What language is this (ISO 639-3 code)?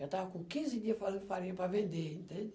por